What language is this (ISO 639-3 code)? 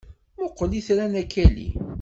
kab